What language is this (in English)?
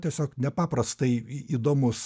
Lithuanian